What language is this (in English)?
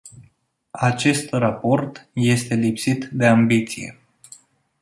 Romanian